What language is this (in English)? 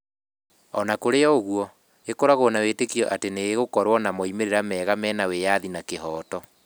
Kikuyu